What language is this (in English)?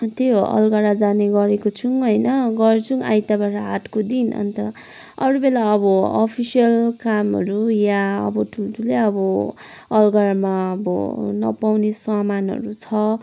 Nepali